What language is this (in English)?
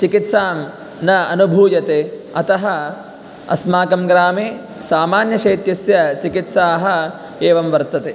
Sanskrit